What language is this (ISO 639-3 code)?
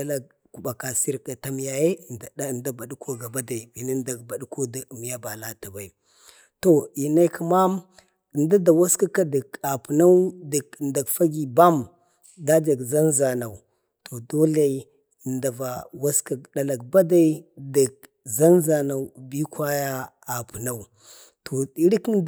bde